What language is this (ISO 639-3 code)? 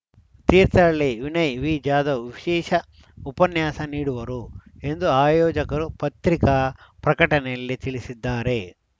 kan